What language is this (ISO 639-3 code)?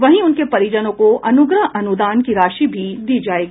hin